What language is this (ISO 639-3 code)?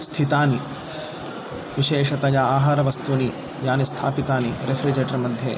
san